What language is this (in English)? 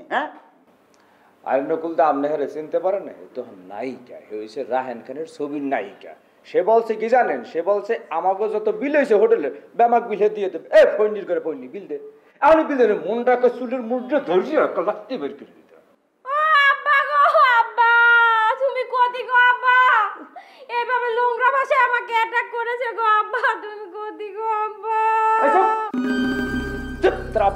Bangla